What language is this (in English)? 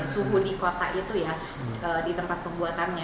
Indonesian